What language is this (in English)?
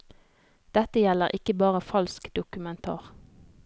Norwegian